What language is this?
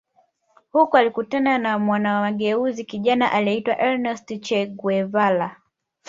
Swahili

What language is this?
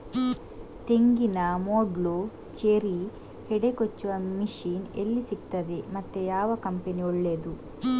Kannada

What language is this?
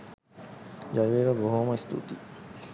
Sinhala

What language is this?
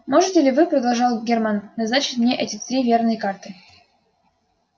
Russian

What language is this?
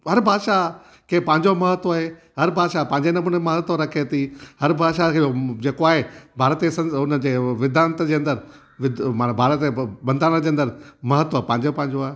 Sindhi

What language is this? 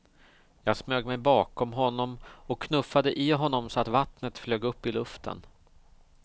Swedish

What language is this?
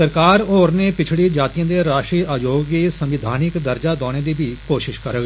Dogri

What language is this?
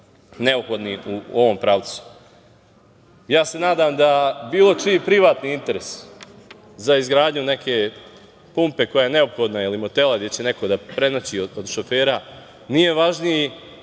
Serbian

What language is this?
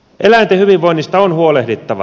Finnish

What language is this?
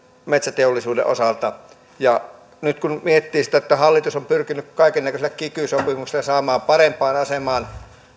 Finnish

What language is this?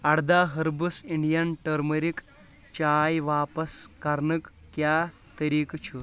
Kashmiri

